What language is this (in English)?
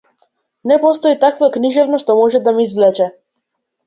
Macedonian